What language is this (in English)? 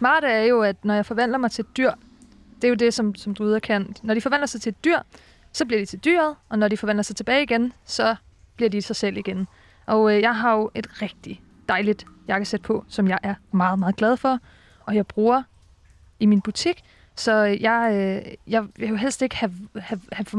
Danish